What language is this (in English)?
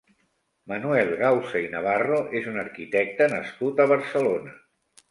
Catalan